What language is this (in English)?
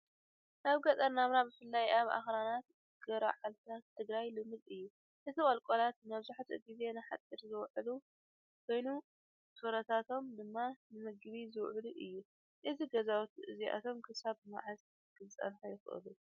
Tigrinya